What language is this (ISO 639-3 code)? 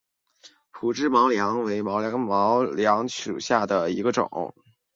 zho